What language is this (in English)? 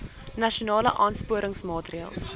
Afrikaans